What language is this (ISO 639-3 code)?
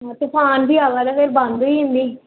doi